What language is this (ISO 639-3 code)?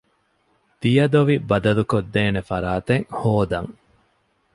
div